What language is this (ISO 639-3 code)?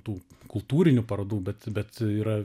lit